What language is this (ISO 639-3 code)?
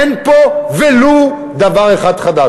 heb